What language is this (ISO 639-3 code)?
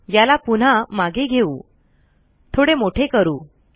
mar